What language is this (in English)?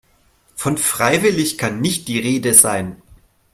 German